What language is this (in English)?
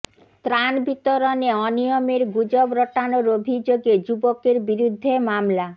Bangla